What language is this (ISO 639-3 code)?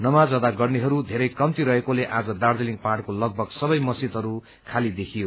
nep